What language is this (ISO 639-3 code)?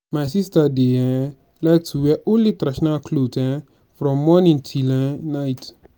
pcm